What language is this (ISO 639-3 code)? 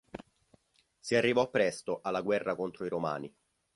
ita